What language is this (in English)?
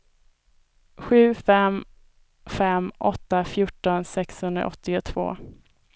Swedish